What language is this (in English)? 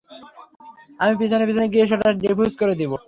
Bangla